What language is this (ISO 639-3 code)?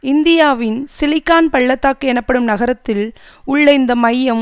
tam